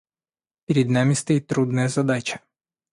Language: Russian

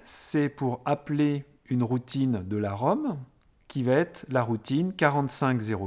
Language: French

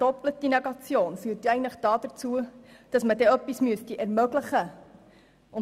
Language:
Swiss German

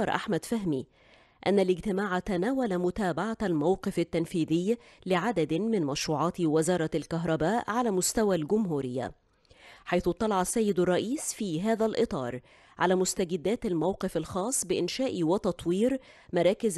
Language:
Arabic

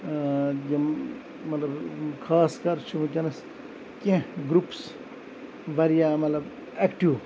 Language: Kashmiri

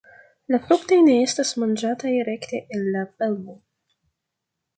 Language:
Esperanto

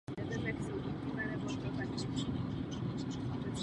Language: Czech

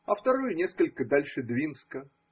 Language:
Russian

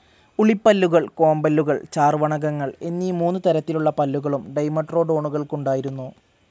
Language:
Malayalam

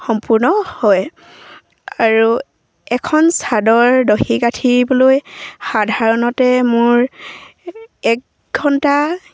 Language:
Assamese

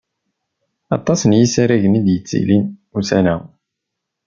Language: Kabyle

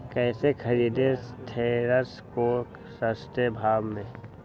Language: Magahi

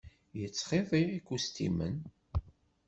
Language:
Kabyle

